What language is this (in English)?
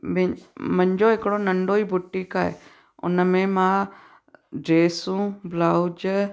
Sindhi